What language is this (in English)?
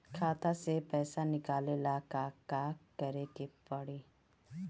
Bhojpuri